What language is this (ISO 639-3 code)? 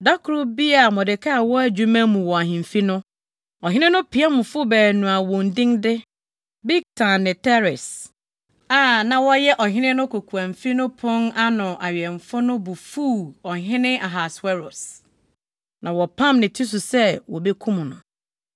aka